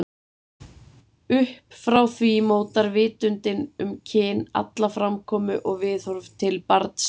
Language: Icelandic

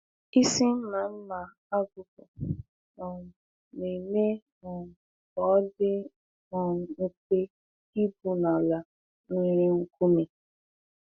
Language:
Igbo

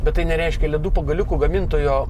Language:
Lithuanian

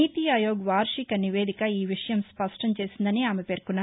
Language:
Telugu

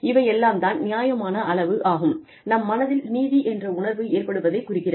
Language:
Tamil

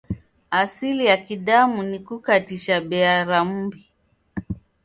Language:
Taita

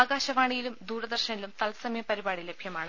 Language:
Malayalam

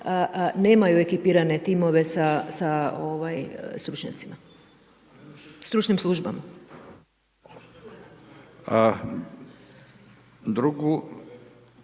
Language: Croatian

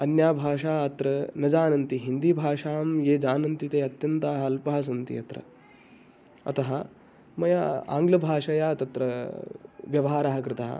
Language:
Sanskrit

